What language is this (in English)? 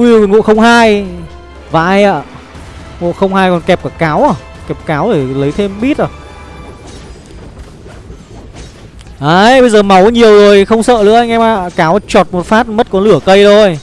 Vietnamese